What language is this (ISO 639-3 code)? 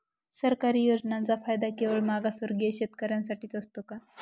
mar